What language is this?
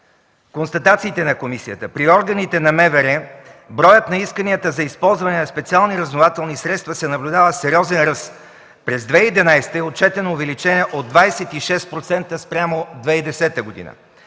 Bulgarian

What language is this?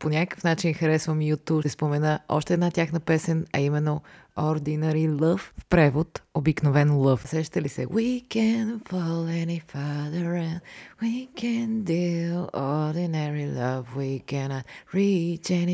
Bulgarian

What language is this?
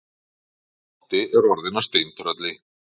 Icelandic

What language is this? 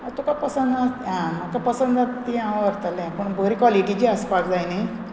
Konkani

